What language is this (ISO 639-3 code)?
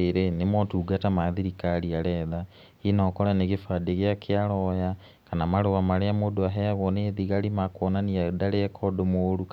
kik